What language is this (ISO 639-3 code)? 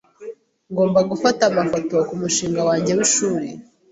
kin